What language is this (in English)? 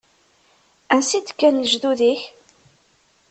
Kabyle